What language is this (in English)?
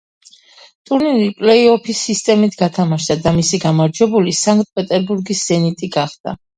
Georgian